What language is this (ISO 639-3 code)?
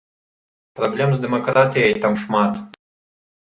bel